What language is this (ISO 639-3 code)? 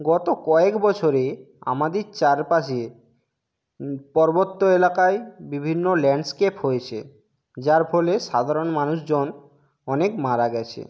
ben